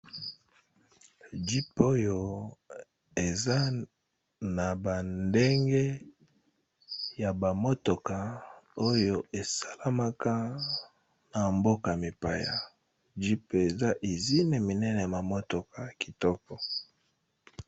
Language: Lingala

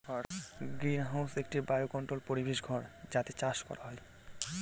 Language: Bangla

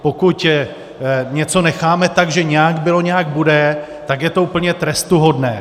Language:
Czech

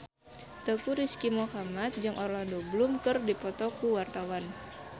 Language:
Sundanese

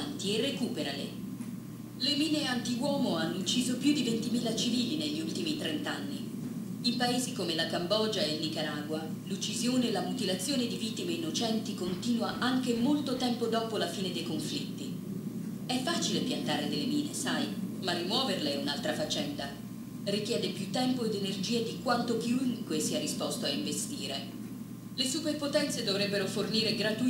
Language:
Italian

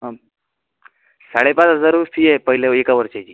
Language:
Marathi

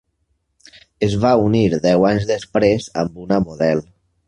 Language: Catalan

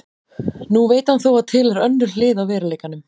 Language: Icelandic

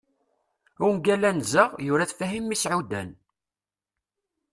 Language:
Kabyle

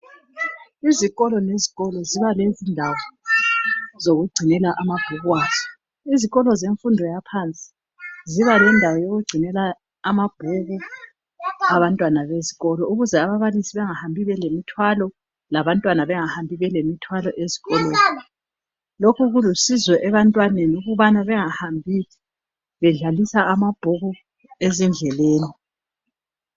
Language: North Ndebele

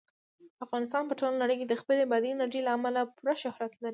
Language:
Pashto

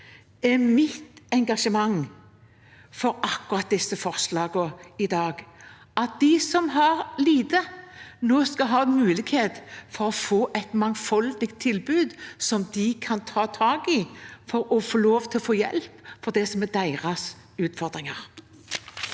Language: Norwegian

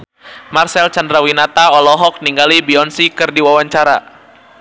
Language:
Sundanese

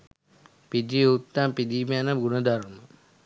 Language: Sinhala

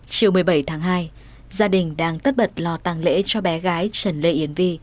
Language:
Vietnamese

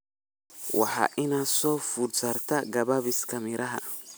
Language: Somali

